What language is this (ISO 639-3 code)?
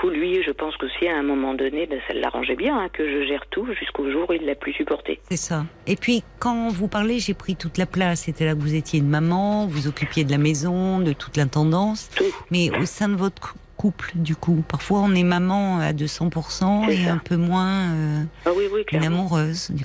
fra